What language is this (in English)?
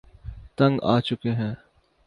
Urdu